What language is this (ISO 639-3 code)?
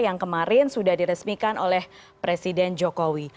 ind